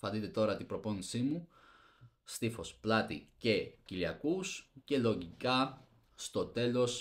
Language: Greek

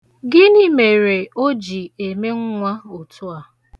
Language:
Igbo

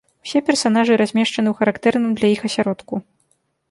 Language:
Belarusian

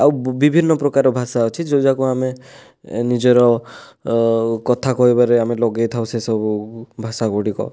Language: Odia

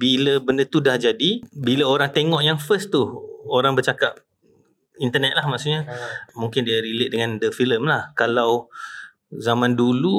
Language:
Malay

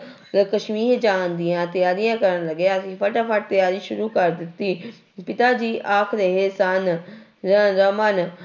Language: Punjabi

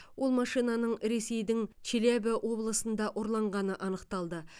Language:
Kazakh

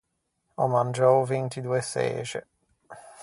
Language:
Ligurian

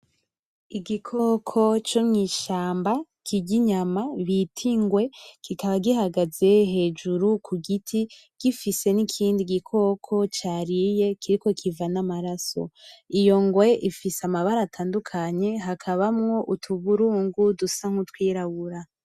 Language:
Rundi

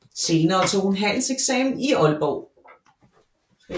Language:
Danish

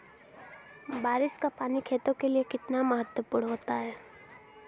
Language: Hindi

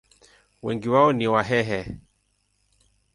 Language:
Swahili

